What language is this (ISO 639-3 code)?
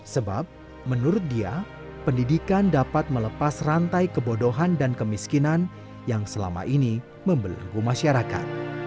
ind